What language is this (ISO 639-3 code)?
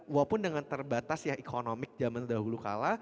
ind